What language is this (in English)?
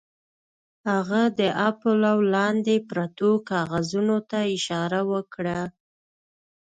Pashto